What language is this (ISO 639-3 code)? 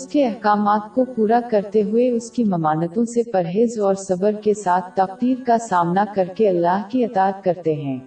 urd